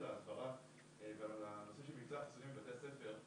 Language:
Hebrew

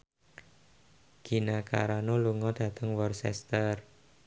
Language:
Javanese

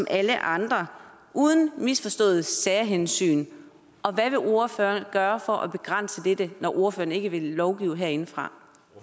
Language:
Danish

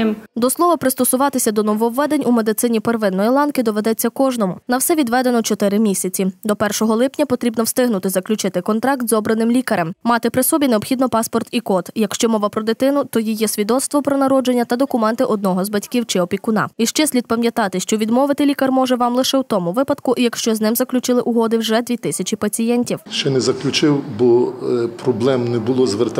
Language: Ukrainian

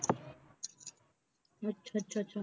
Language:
Punjabi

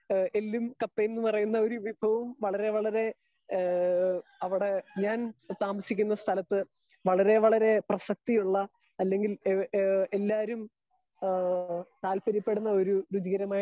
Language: Malayalam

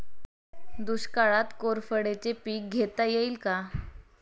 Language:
Marathi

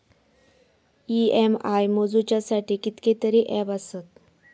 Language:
Marathi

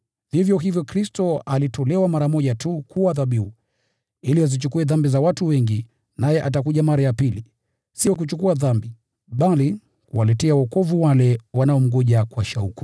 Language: Swahili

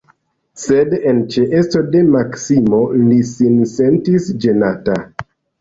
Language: Esperanto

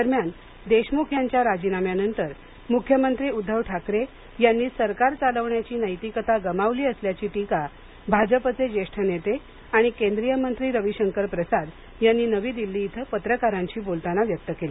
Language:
Marathi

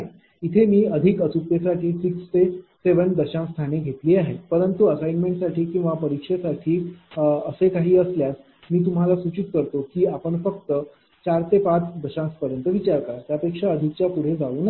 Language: Marathi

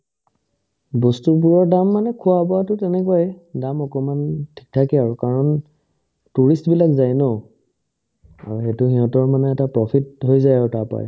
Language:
Assamese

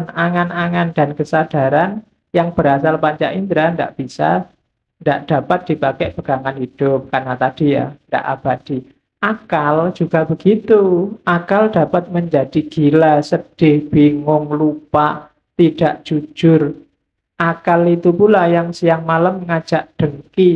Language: Indonesian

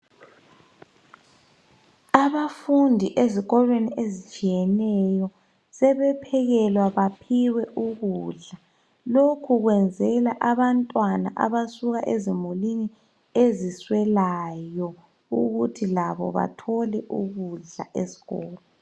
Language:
North Ndebele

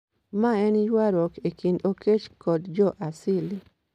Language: Luo (Kenya and Tanzania)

